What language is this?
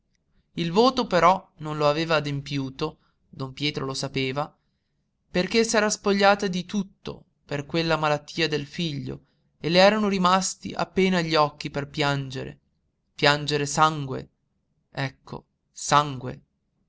Italian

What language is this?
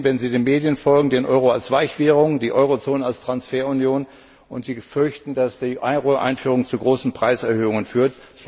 German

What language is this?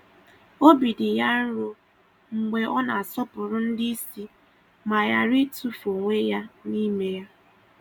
Igbo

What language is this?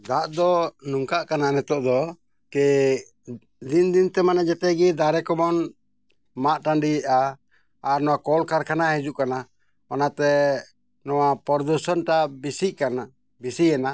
Santali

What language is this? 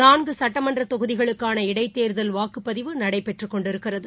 Tamil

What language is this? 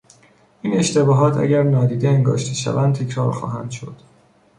Persian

